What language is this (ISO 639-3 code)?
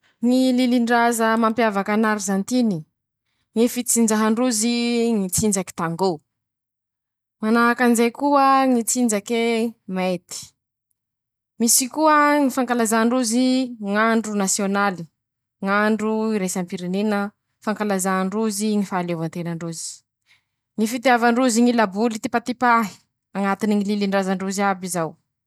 msh